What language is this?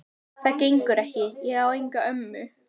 Icelandic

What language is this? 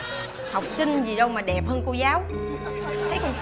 Vietnamese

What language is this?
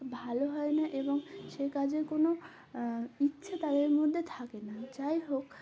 Bangla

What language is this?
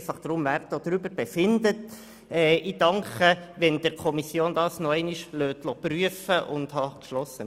Swiss German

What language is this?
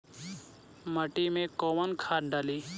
Bhojpuri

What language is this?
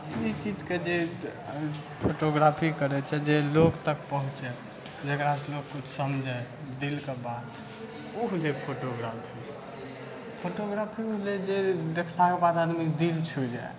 Maithili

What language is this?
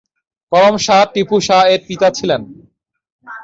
Bangla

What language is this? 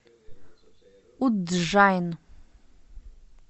Russian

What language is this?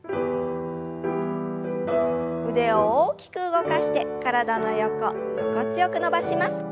Japanese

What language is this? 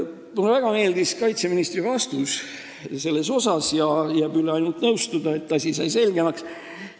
Estonian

